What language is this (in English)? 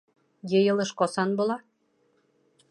Bashkir